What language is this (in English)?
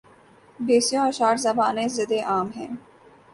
Urdu